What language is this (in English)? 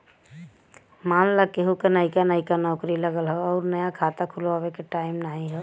Bhojpuri